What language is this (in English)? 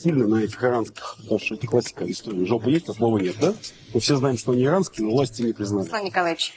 Ukrainian